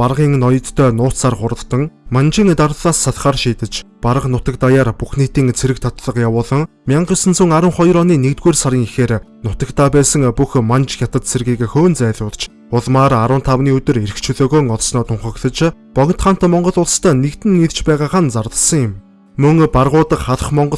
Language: Turkish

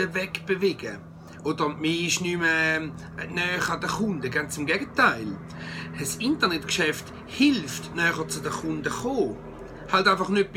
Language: German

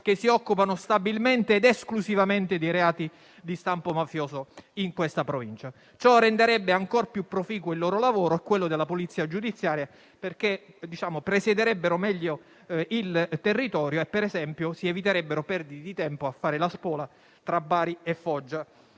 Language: Italian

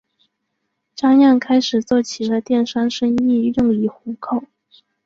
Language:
Chinese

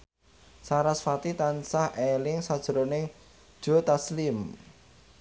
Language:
Javanese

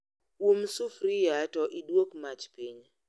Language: Luo (Kenya and Tanzania)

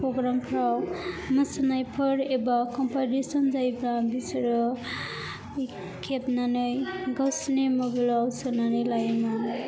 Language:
Bodo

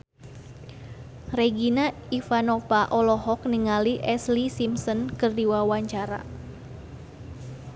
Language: Sundanese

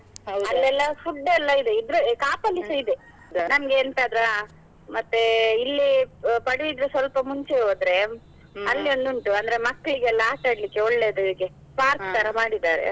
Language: Kannada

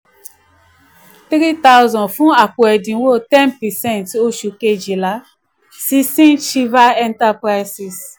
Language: Yoruba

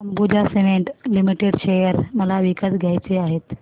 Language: Marathi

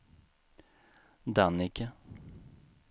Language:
Swedish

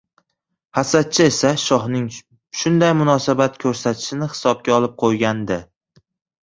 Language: Uzbek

